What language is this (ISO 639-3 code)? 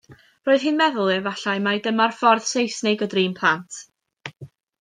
cym